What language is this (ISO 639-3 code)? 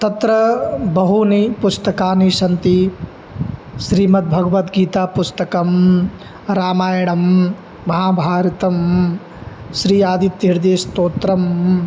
san